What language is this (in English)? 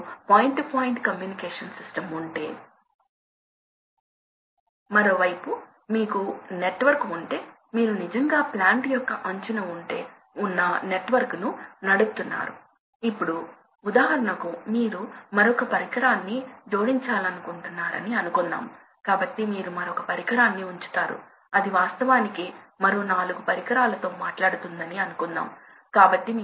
Telugu